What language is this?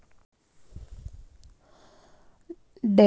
Kannada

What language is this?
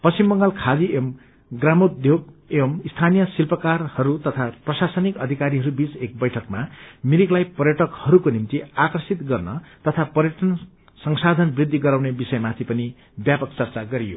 Nepali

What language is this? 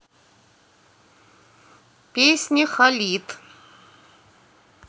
Russian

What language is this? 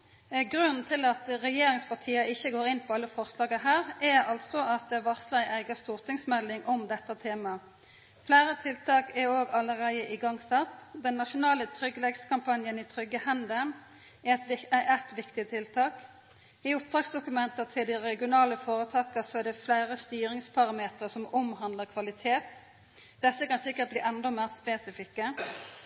Norwegian Nynorsk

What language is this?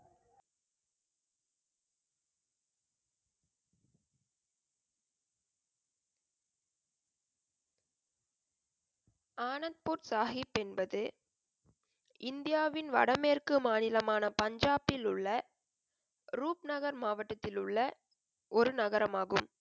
Tamil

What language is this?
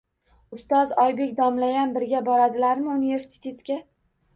Uzbek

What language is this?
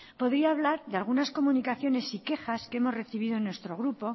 Spanish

